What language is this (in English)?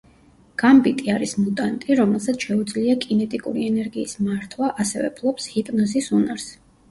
Georgian